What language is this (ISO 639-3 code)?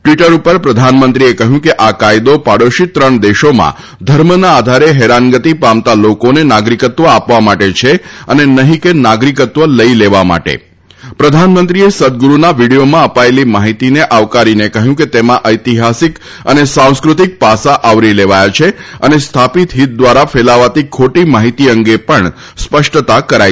guj